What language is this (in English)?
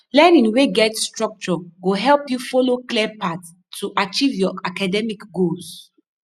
Nigerian Pidgin